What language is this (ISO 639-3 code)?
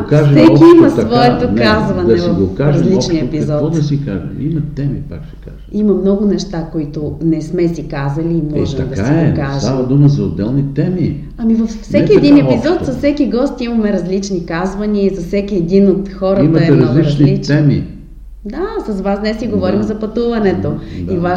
bul